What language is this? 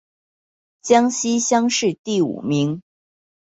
Chinese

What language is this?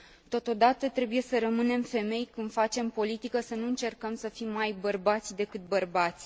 Romanian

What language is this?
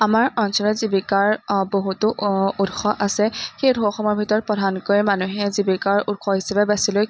Assamese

